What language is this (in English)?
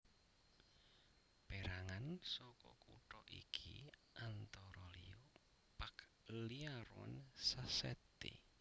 Javanese